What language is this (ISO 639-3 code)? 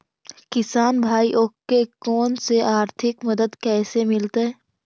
mag